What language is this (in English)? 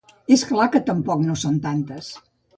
Catalan